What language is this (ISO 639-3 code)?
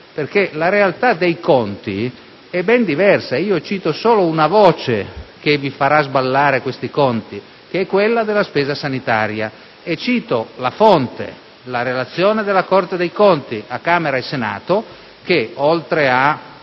ita